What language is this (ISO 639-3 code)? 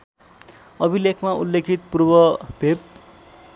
nep